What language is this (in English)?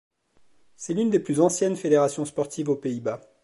French